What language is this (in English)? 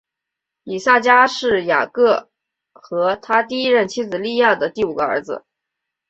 Chinese